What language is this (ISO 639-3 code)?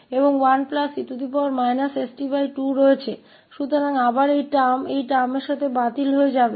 hin